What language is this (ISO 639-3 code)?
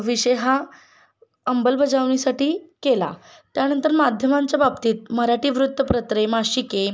mar